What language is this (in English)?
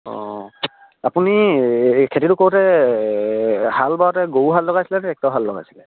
Assamese